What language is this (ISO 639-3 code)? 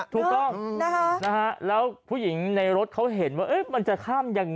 tha